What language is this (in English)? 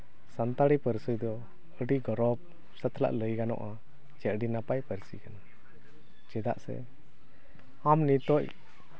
Santali